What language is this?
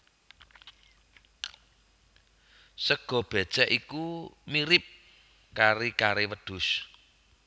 Javanese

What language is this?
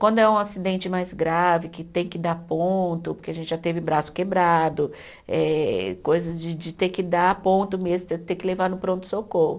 Portuguese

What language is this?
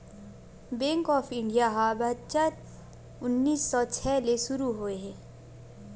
Chhattisgarhi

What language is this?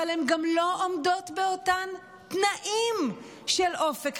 Hebrew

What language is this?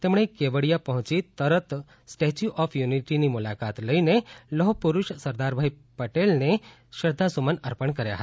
Gujarati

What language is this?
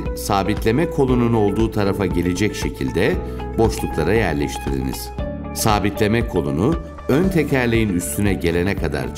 Turkish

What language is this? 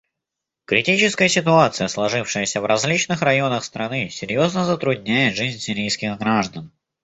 Russian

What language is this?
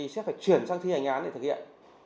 Vietnamese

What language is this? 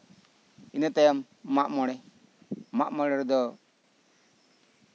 Santali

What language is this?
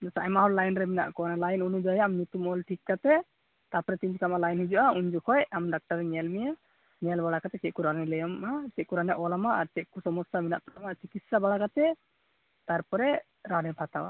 Santali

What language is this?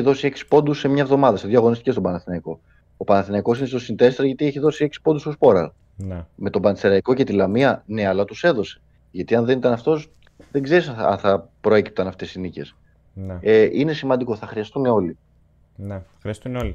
Greek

